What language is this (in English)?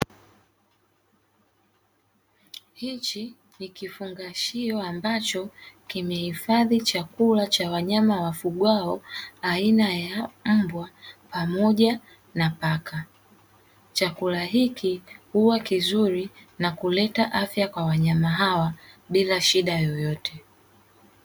Swahili